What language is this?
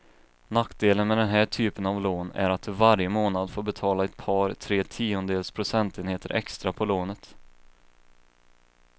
Swedish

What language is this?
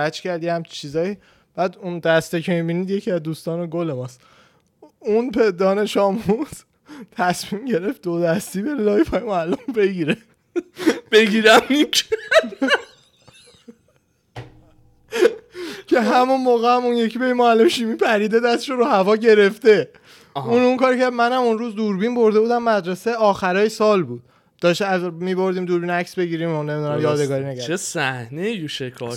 Persian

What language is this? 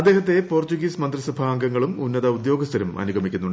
Malayalam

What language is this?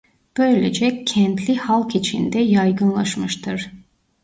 Turkish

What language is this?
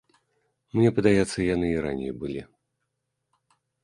Belarusian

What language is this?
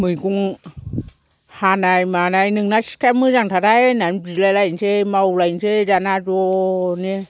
Bodo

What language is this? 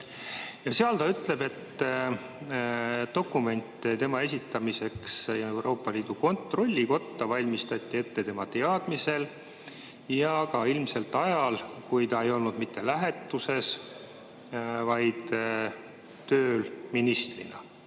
Estonian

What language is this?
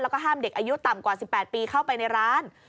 Thai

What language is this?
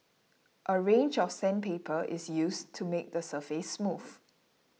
English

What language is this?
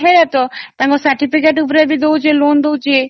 Odia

